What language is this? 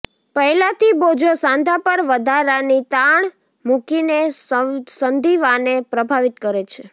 Gujarati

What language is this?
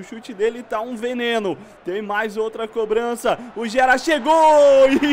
Portuguese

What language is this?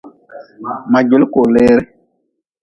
Nawdm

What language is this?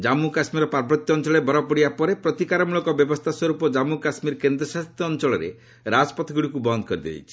Odia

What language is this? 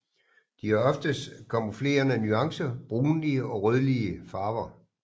Danish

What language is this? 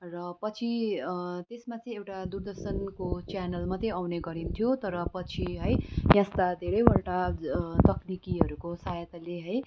Nepali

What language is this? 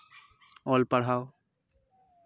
Santali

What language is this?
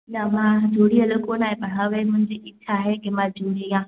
Sindhi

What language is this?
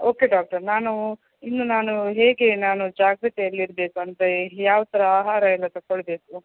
Kannada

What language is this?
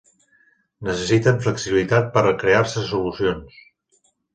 Catalan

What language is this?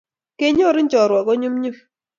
Kalenjin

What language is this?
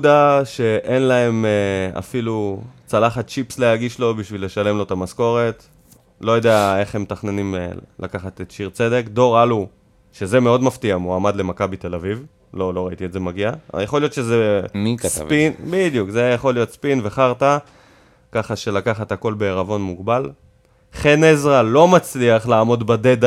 Hebrew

